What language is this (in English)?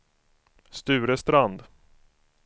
Swedish